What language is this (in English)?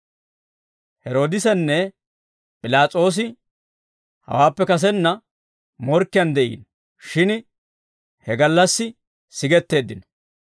Dawro